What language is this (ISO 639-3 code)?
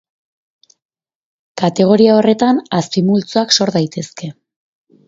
eus